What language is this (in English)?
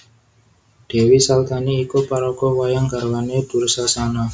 Javanese